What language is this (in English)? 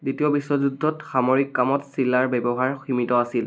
Assamese